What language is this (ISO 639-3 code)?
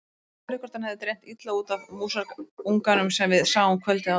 isl